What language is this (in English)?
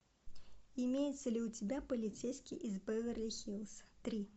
Russian